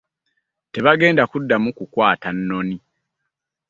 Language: Ganda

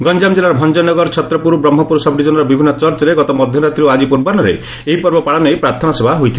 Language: Odia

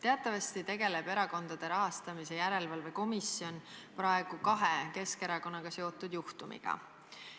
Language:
Estonian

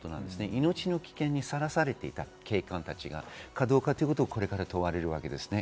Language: Japanese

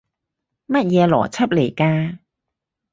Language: Cantonese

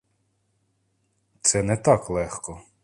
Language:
Ukrainian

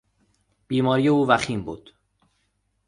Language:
Persian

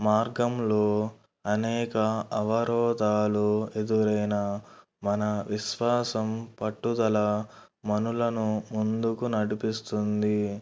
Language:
Telugu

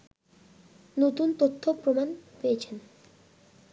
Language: Bangla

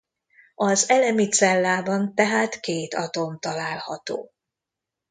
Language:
Hungarian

